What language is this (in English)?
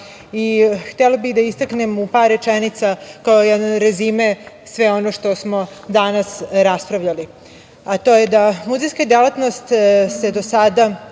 Serbian